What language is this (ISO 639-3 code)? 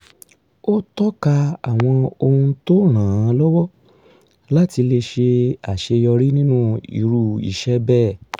yor